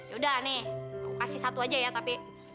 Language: Indonesian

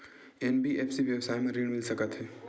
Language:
Chhattisgarhi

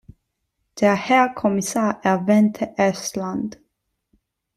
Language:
German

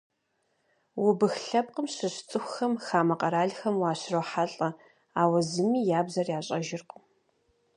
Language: Kabardian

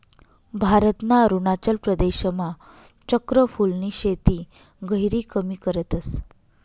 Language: Marathi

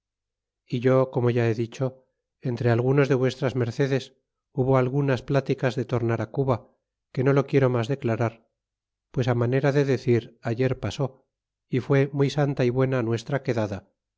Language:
Spanish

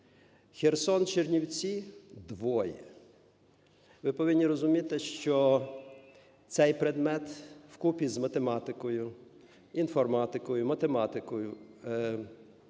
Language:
Ukrainian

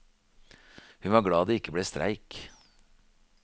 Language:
Norwegian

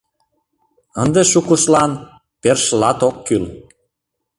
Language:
Mari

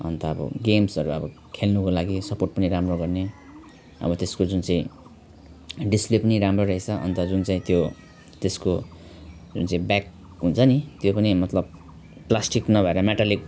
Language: Nepali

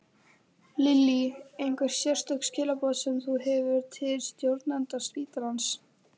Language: Icelandic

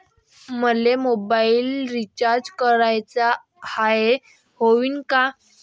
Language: Marathi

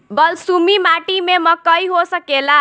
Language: Bhojpuri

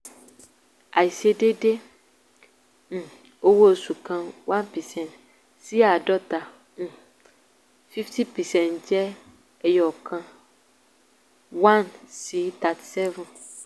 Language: Yoruba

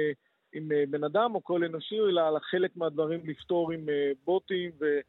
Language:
Hebrew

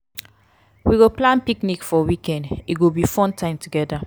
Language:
Nigerian Pidgin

